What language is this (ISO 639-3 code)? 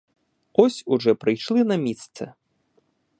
ukr